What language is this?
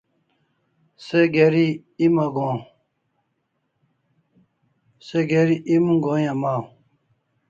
Kalasha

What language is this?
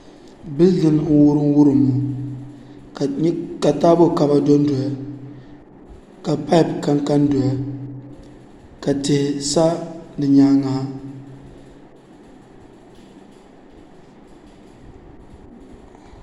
Dagbani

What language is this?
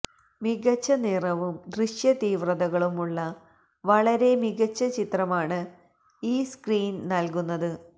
Malayalam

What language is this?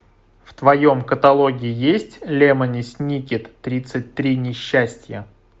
Russian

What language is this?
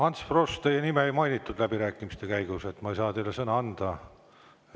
Estonian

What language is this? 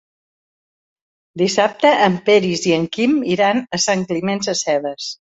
Catalan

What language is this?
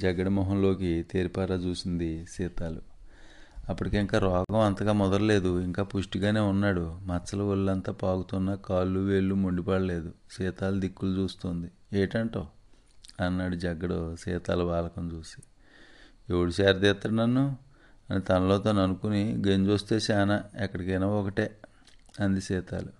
Telugu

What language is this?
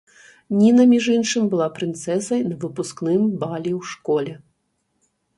Belarusian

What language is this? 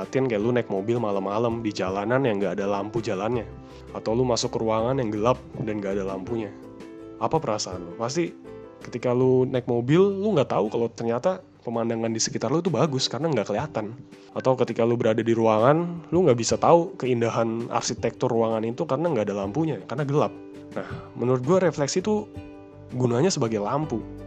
Indonesian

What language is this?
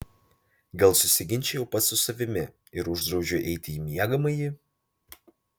Lithuanian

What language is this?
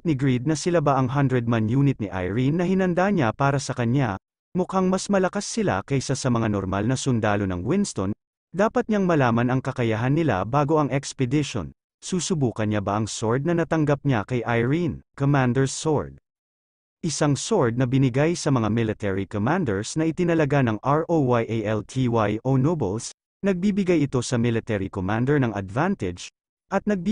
Filipino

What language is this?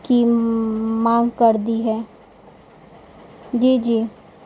Urdu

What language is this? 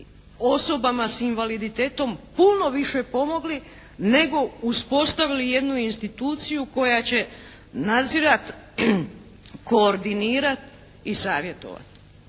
Croatian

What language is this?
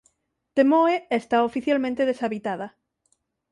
Galician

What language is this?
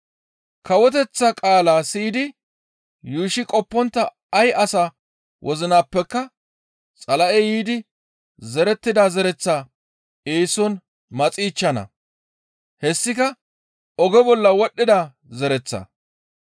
Gamo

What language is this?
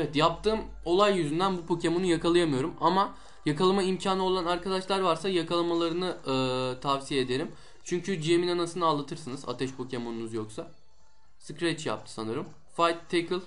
Turkish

